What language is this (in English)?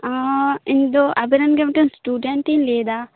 Santali